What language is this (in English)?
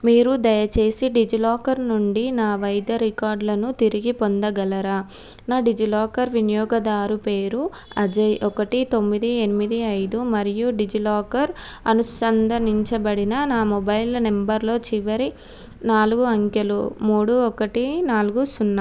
Telugu